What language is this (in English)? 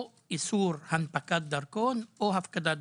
Hebrew